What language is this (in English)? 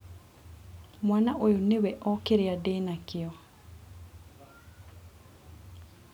Kikuyu